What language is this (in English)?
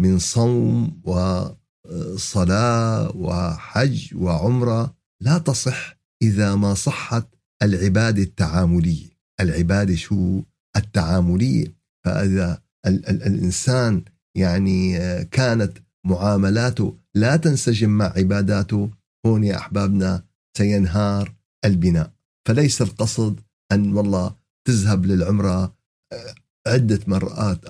Arabic